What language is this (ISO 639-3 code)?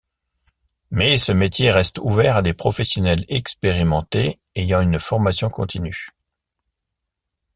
fra